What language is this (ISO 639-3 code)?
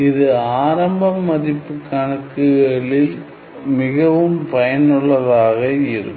tam